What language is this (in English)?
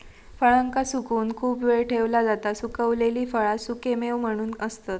Marathi